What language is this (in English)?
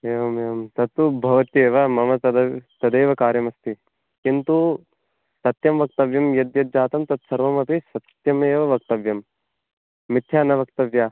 Sanskrit